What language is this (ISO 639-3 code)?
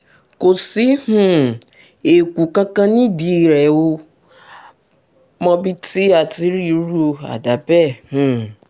yor